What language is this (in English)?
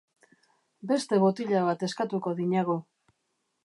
Basque